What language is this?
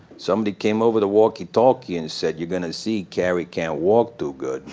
English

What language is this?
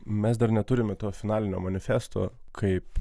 Lithuanian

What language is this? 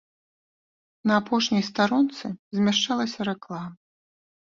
Belarusian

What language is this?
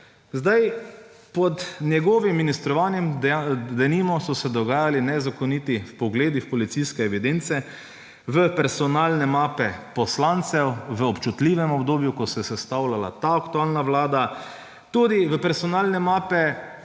Slovenian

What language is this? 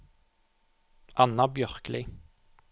Norwegian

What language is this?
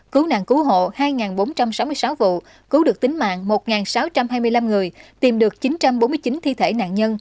Vietnamese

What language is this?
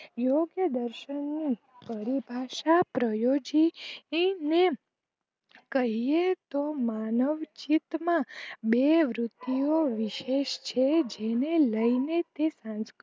Gujarati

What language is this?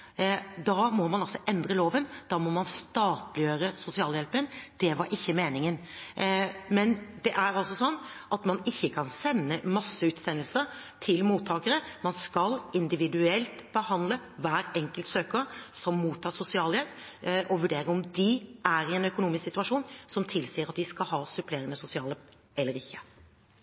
Norwegian Bokmål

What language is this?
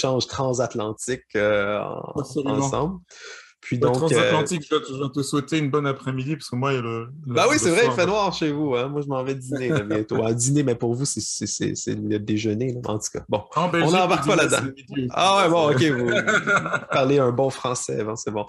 French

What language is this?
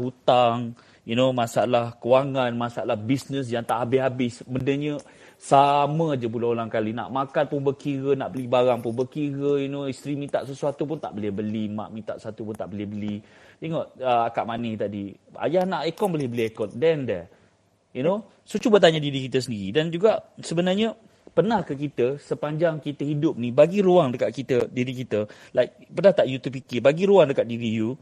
Malay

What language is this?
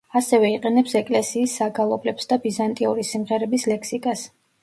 Georgian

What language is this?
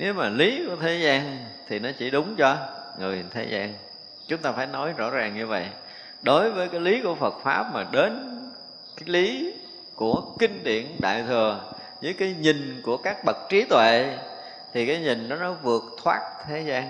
Vietnamese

